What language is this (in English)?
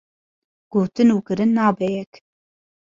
Kurdish